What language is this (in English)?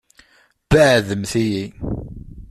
Kabyle